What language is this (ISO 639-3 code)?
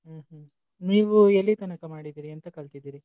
kan